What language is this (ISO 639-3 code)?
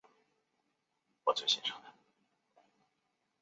zho